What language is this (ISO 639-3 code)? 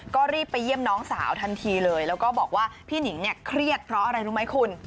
tha